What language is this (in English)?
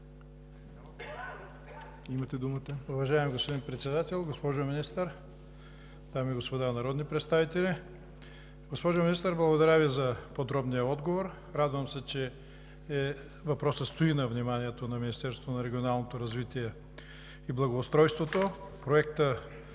Bulgarian